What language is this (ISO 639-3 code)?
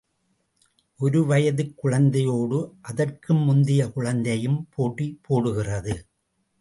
tam